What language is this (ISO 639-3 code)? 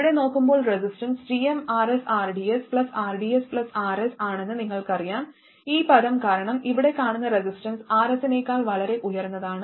mal